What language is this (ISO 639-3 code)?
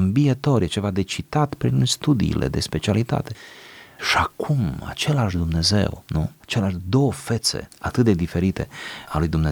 ron